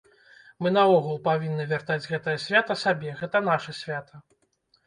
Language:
Belarusian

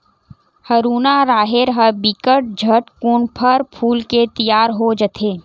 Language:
Chhattisgarhi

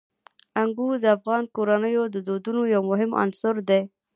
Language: Pashto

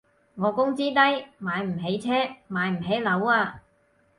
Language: Cantonese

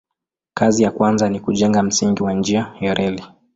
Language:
Swahili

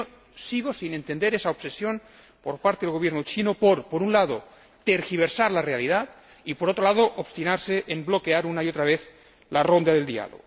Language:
Spanish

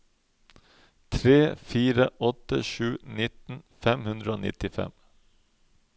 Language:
Norwegian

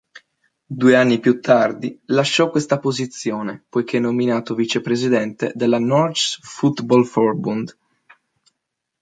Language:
Italian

